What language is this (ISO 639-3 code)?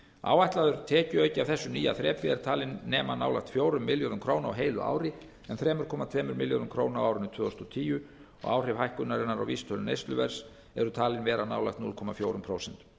isl